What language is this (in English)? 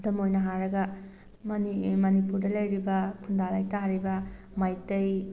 Manipuri